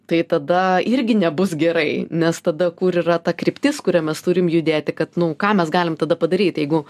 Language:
Lithuanian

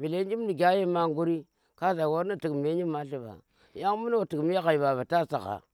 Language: Tera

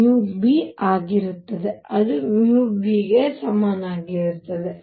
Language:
Kannada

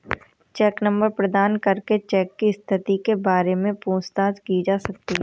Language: Hindi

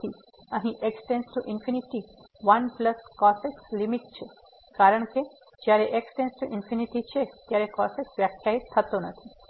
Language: Gujarati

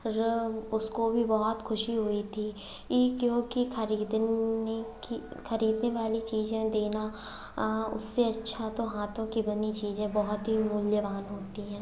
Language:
Hindi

